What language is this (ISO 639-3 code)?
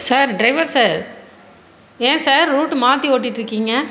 tam